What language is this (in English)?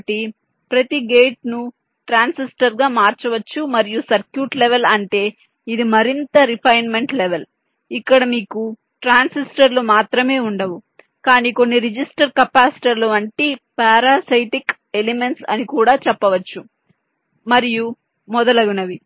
Telugu